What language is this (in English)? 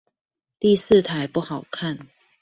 Chinese